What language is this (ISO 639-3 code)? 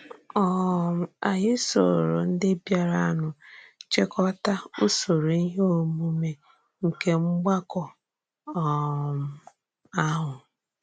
ibo